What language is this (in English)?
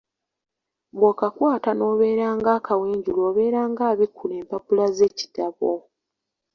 Ganda